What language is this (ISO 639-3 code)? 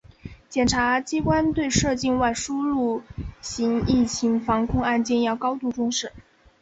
zho